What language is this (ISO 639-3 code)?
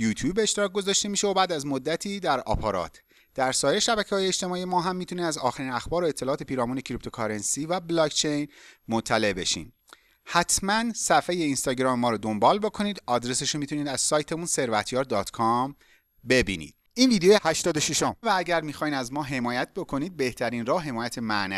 fas